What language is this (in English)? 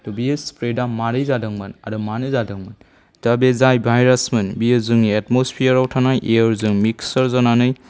Bodo